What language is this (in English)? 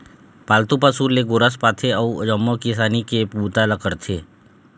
Chhattisgarhi